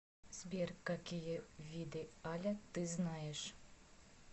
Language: Russian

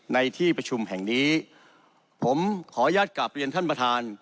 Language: Thai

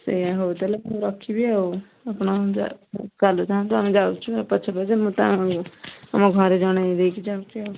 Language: Odia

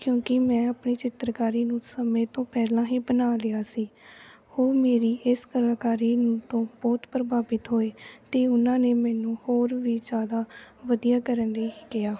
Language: Punjabi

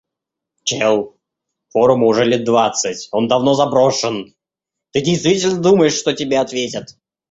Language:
Russian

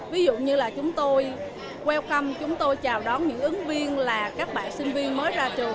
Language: Vietnamese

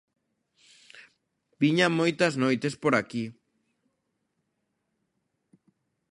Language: Galician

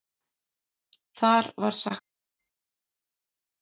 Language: Icelandic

